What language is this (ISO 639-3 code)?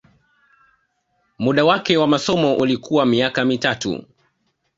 swa